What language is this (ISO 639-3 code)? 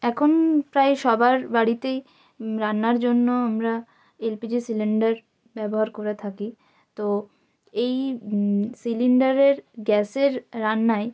ben